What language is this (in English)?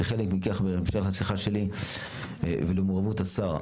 Hebrew